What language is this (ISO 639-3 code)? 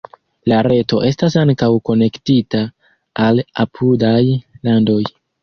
epo